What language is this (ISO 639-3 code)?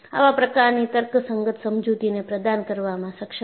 guj